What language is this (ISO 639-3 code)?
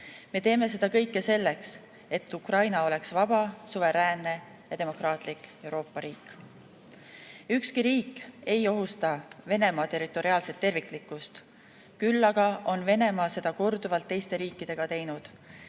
est